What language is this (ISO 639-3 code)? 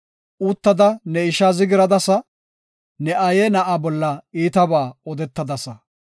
gof